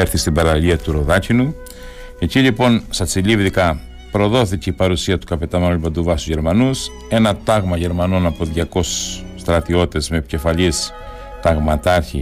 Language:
Greek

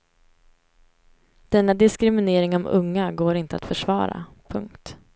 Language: Swedish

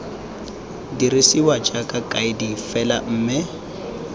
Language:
Tswana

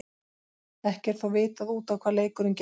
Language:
Icelandic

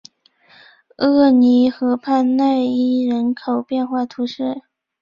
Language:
Chinese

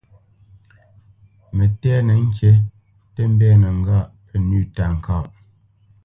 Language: Bamenyam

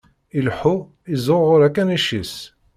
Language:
Kabyle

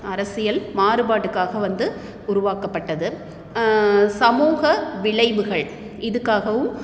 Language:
Tamil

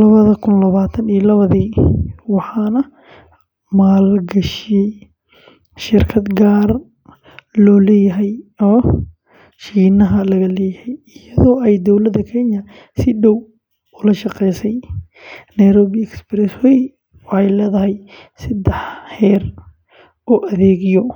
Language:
Somali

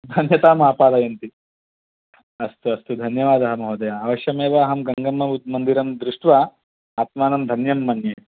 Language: Sanskrit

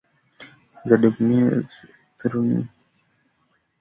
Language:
Swahili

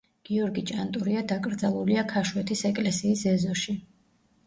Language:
Georgian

